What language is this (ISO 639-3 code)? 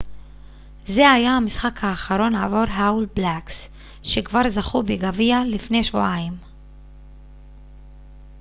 heb